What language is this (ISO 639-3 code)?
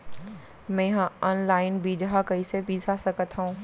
hne